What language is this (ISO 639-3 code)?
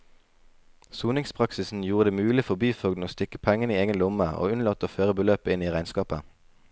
nor